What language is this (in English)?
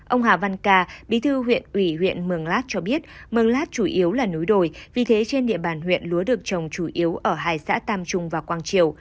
Vietnamese